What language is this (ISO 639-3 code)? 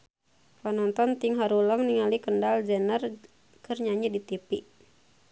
sun